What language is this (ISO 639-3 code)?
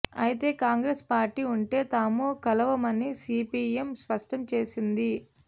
tel